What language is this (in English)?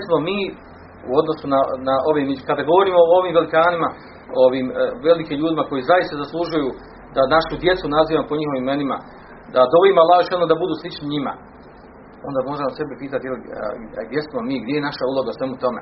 Croatian